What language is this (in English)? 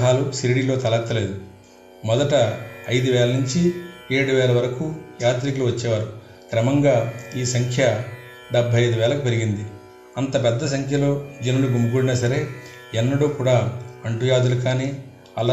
Telugu